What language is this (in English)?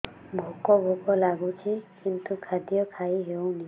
Odia